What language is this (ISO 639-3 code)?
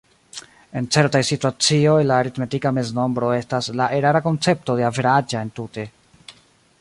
epo